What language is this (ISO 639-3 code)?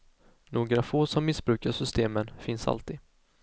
swe